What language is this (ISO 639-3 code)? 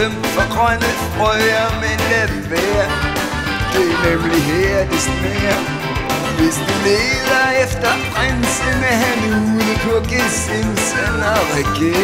dan